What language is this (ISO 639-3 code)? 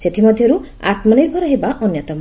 ori